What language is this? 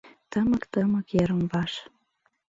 Mari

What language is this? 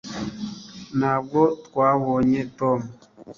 Kinyarwanda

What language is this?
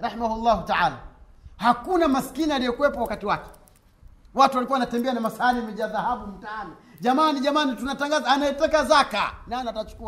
Swahili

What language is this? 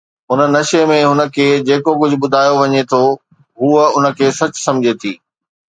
Sindhi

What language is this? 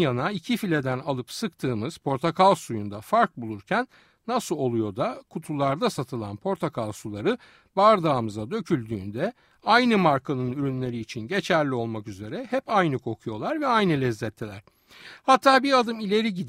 Turkish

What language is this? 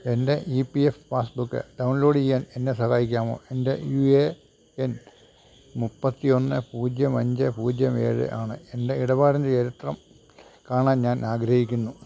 Malayalam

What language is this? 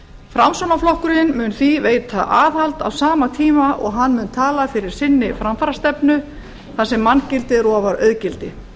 Icelandic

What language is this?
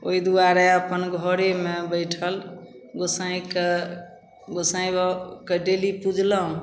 Maithili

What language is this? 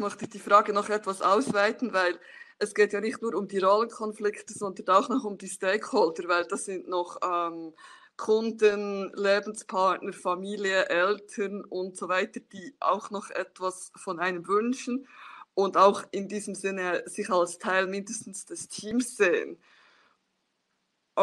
German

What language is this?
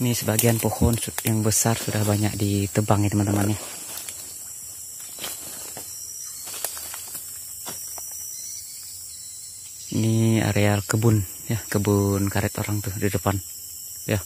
Indonesian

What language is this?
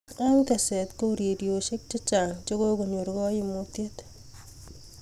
Kalenjin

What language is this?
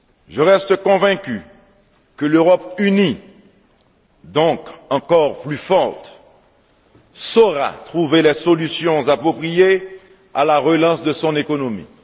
French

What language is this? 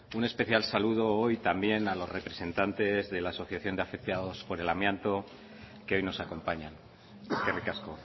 Spanish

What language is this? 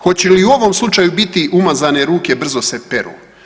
Croatian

